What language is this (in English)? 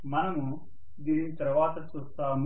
Telugu